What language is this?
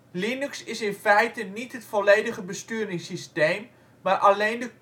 Dutch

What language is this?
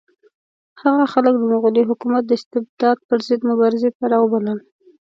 Pashto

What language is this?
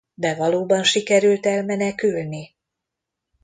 Hungarian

